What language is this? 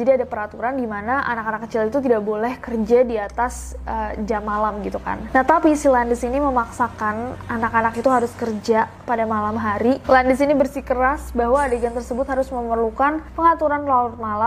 Indonesian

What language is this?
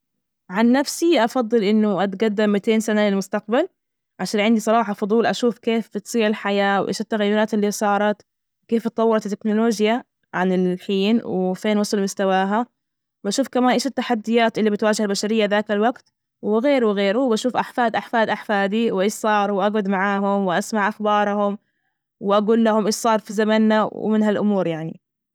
Najdi Arabic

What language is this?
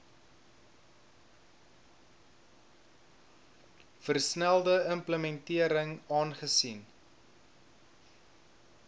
Afrikaans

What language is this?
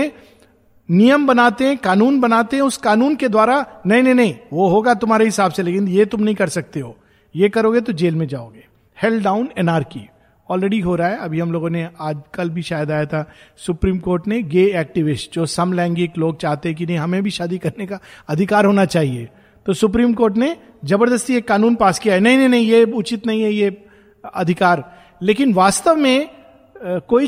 Hindi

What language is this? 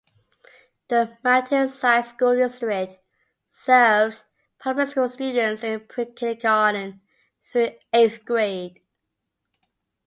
English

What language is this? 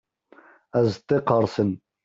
Kabyle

